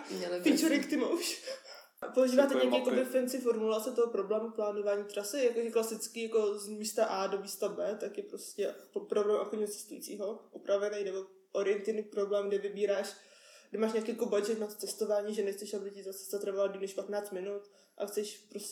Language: Czech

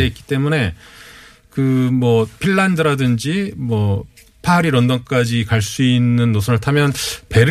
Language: Korean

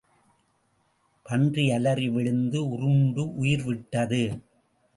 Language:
Tamil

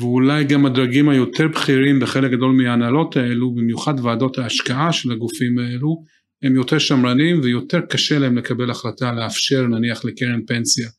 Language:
Hebrew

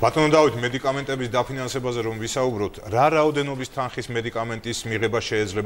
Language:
Turkish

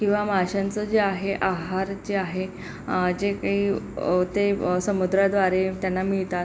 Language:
Marathi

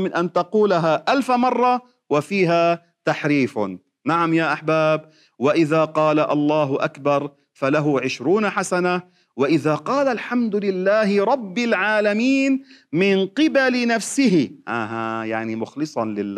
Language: Arabic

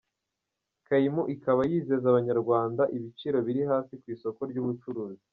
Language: Kinyarwanda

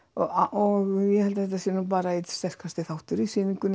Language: Icelandic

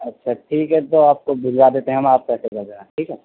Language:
Urdu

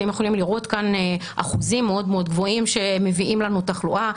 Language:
Hebrew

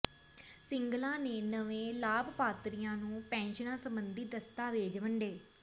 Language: Punjabi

